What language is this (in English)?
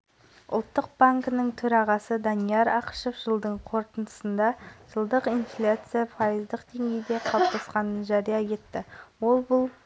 Kazakh